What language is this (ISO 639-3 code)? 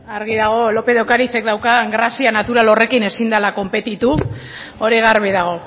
eus